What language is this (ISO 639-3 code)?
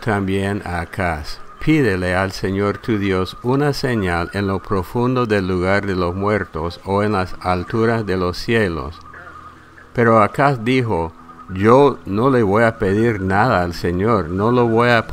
spa